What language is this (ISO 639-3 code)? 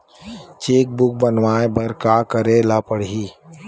hne